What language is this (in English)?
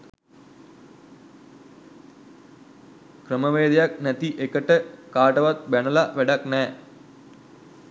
Sinhala